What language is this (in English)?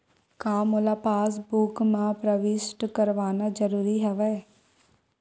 Chhattisgarhi